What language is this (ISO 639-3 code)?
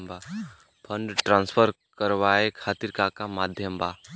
bho